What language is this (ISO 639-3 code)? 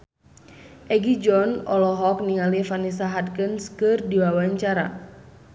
sun